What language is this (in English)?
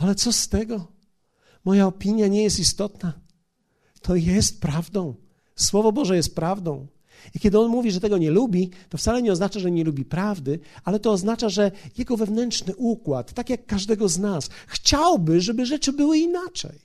Polish